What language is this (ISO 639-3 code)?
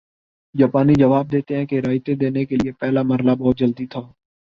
urd